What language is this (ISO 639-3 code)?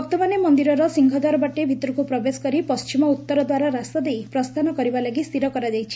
ori